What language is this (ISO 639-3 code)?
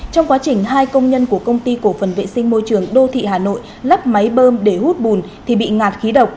vie